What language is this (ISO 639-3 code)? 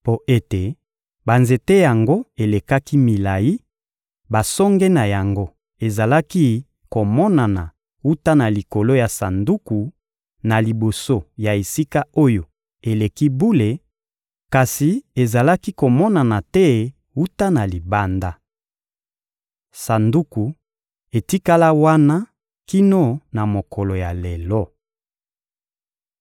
lin